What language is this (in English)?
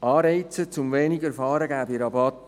Swiss German